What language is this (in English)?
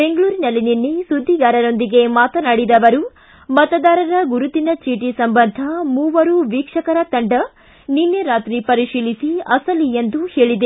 Kannada